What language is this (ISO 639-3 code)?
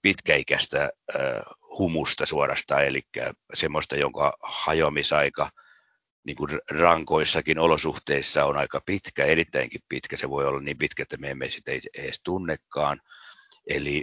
fin